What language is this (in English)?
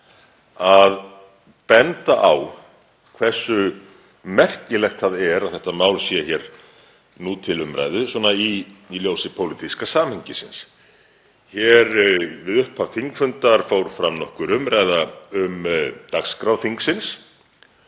Icelandic